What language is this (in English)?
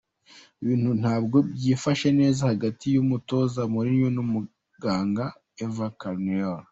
Kinyarwanda